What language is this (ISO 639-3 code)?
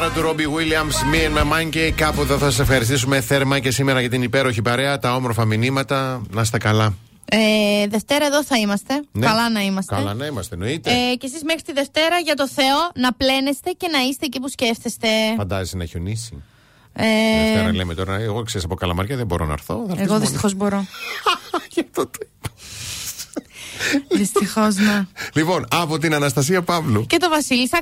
ell